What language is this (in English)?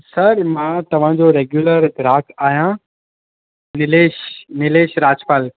Sindhi